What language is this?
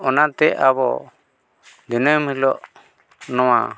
Santali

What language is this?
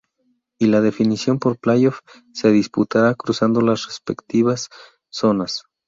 Spanish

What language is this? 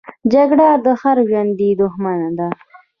Pashto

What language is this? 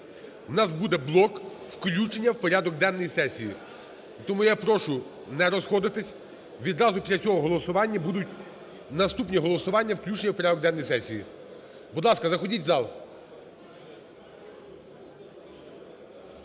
Ukrainian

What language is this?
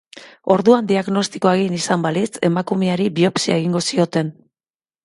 Basque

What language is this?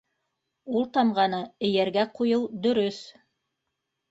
Bashkir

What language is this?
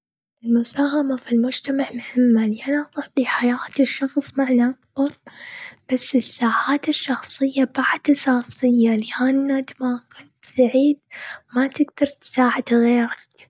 Gulf Arabic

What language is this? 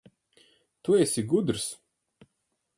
Latvian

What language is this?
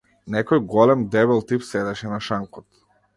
Macedonian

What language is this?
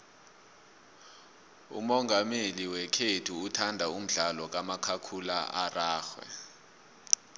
South Ndebele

